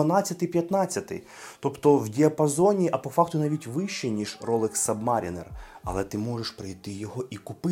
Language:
Ukrainian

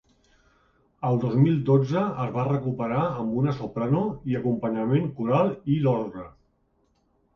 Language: Catalan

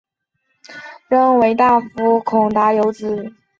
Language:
Chinese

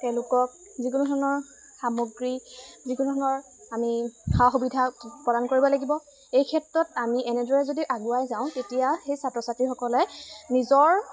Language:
Assamese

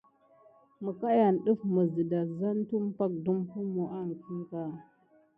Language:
Gidar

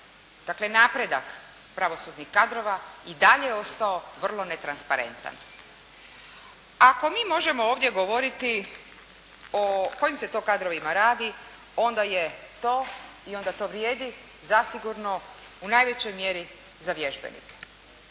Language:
Croatian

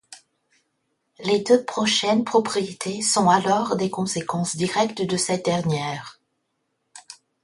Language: French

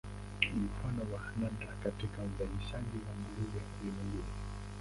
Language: Swahili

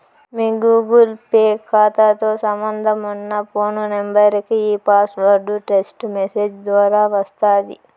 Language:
Telugu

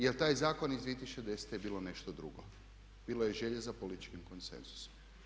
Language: Croatian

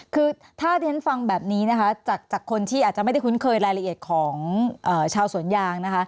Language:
Thai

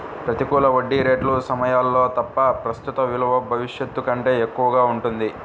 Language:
Telugu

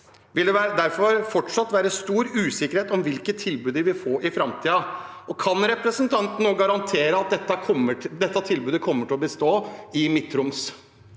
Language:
Norwegian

